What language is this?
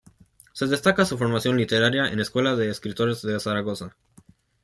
Spanish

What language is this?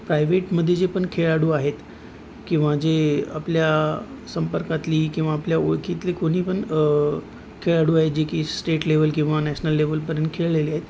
Marathi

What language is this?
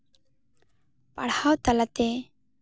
Santali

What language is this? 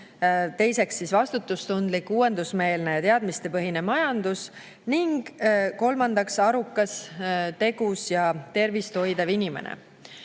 Estonian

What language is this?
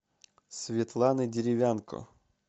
Russian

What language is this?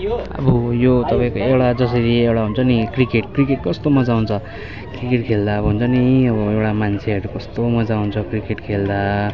Nepali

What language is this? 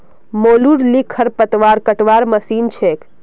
Magahi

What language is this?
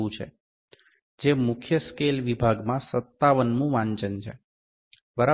Gujarati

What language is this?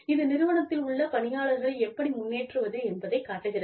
Tamil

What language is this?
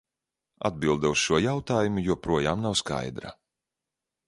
Latvian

